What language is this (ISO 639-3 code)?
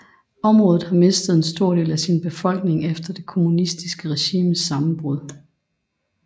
dan